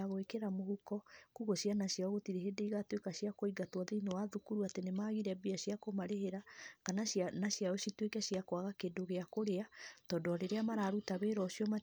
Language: Kikuyu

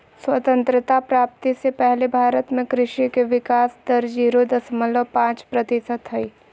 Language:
Magahi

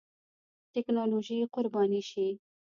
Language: Pashto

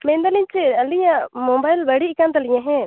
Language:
Santali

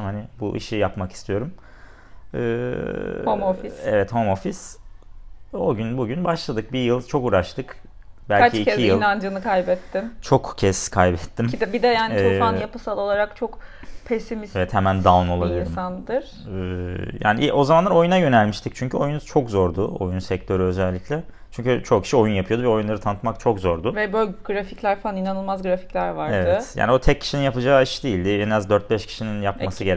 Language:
Turkish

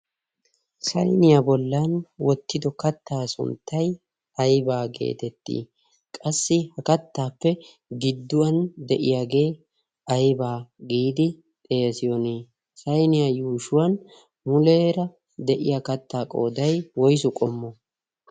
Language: Wolaytta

